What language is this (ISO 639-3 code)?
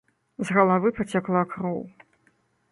bel